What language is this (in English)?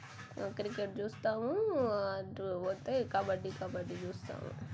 Telugu